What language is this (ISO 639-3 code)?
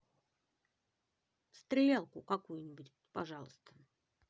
rus